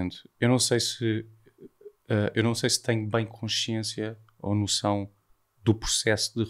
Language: Portuguese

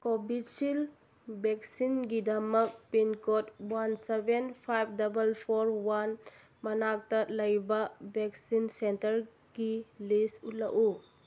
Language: Manipuri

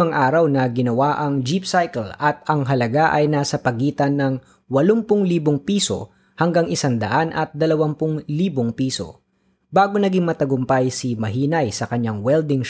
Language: Filipino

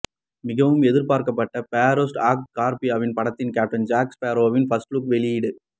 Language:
Tamil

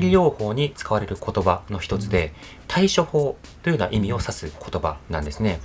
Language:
Japanese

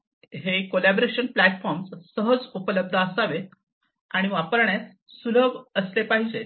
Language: Marathi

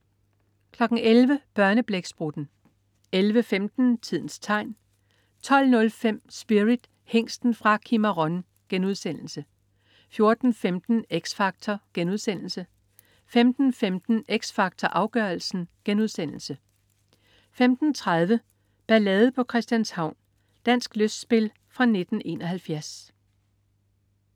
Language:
Danish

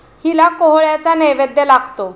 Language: Marathi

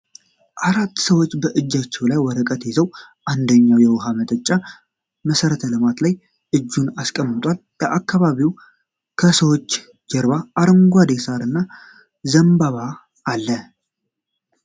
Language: Amharic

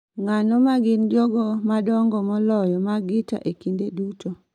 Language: Luo (Kenya and Tanzania)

